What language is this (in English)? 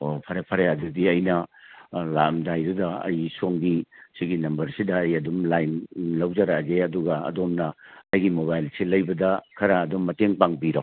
Manipuri